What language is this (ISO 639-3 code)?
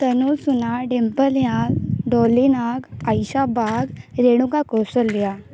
ori